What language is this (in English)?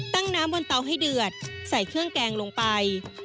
Thai